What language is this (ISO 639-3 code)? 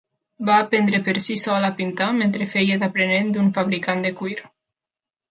cat